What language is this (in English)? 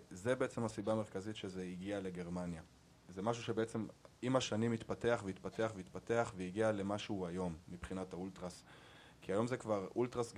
Hebrew